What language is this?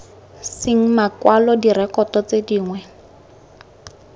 Tswana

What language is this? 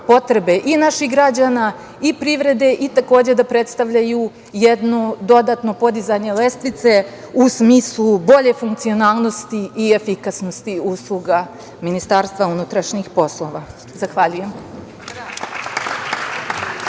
Serbian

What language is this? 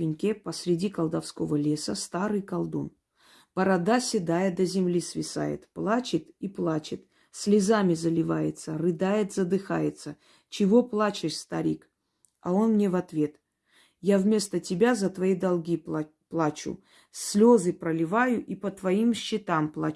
Russian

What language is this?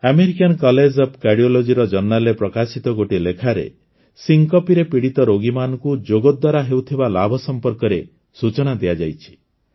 Odia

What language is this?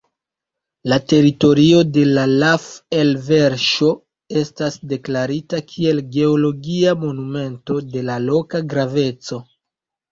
Esperanto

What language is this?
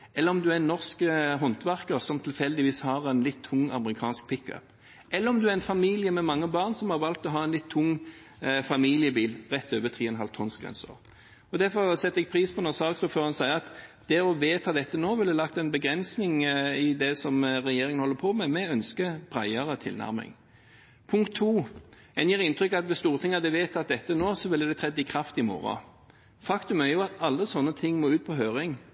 Norwegian Bokmål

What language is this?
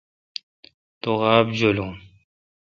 Kalkoti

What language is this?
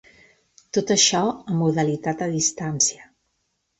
Catalan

